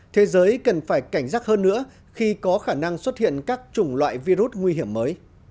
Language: Vietnamese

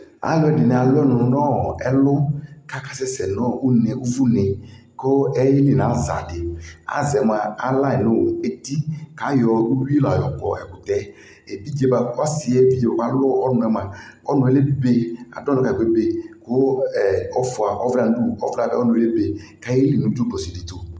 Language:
Ikposo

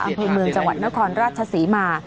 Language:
Thai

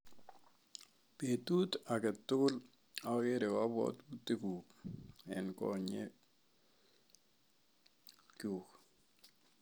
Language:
Kalenjin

